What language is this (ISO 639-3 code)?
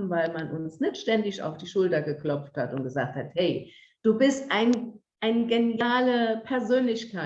deu